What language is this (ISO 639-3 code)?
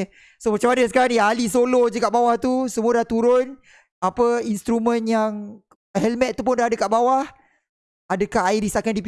msa